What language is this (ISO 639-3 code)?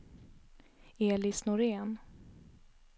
swe